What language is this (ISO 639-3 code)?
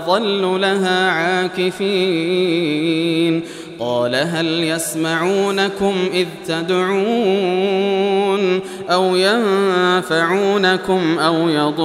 ara